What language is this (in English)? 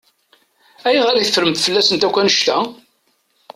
Kabyle